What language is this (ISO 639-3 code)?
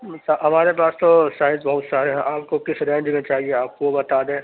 urd